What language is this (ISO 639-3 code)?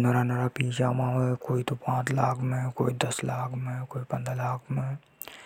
hoj